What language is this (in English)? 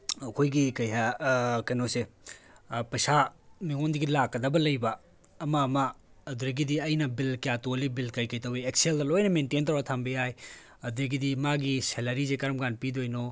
Manipuri